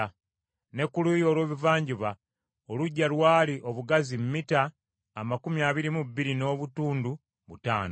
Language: Ganda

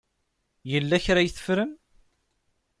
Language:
Kabyle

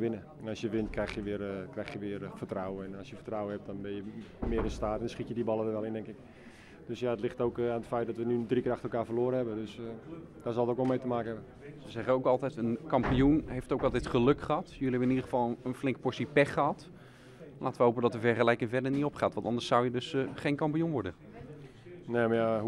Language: Dutch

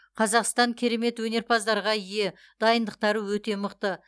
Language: Kazakh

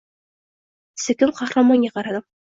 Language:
Uzbek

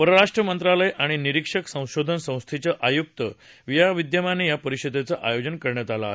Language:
Marathi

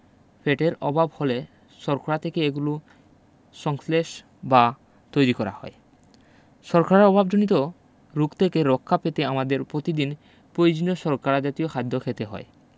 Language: Bangla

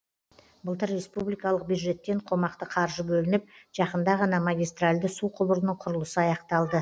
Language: Kazakh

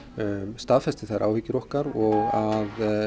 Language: Icelandic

